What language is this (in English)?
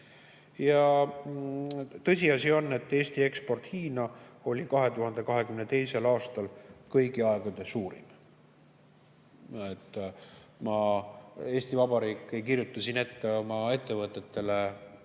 Estonian